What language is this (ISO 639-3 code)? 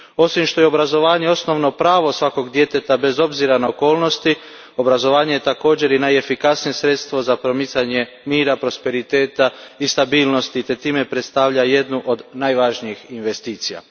hrv